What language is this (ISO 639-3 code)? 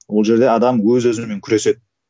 kaz